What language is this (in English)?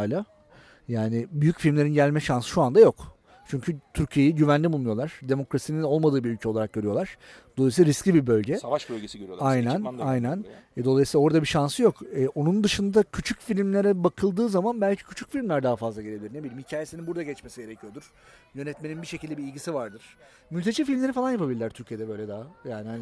Turkish